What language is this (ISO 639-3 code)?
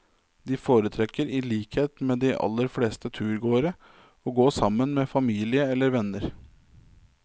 nor